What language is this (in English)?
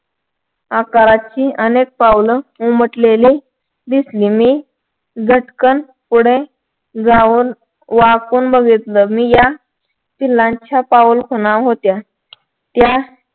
Marathi